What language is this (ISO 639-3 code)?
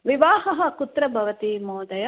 san